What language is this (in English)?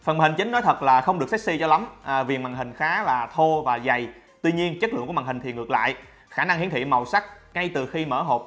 Vietnamese